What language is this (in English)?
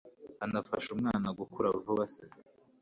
Kinyarwanda